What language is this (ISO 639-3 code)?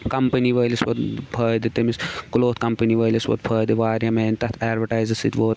kas